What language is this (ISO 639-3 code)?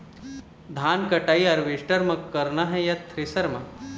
hne